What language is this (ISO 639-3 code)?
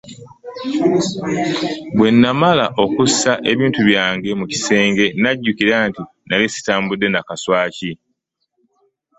lug